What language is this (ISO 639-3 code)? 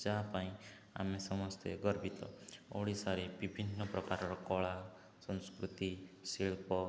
ori